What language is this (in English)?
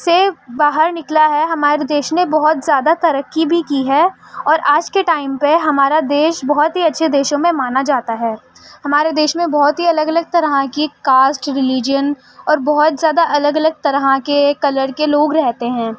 Urdu